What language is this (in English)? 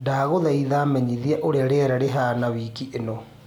Kikuyu